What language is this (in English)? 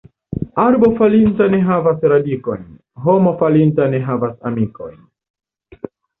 Esperanto